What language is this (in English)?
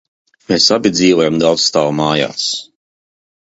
Latvian